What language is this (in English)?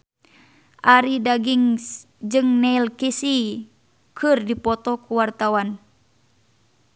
Sundanese